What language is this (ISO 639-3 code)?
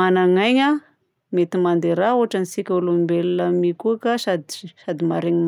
bzc